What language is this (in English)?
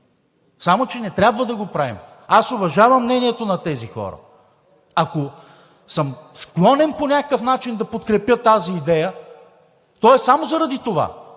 Bulgarian